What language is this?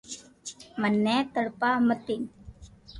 Loarki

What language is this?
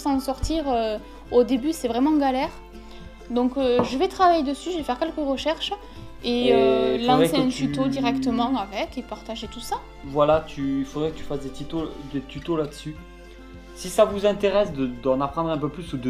French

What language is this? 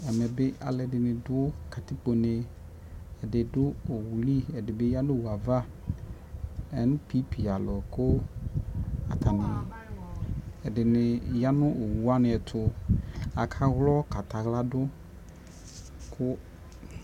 Ikposo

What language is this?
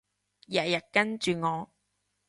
Cantonese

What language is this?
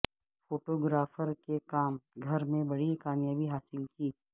Urdu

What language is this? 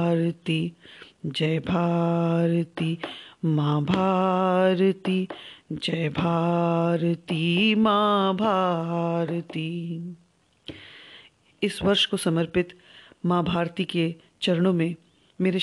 Hindi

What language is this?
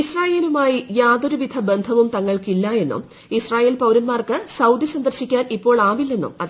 Malayalam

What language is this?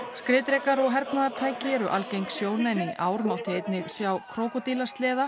Icelandic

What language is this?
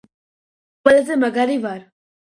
Georgian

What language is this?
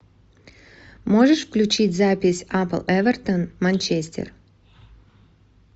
Russian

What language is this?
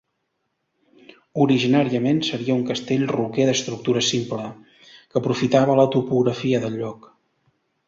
Catalan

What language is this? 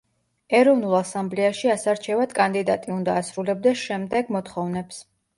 Georgian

